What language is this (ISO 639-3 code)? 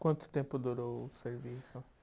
por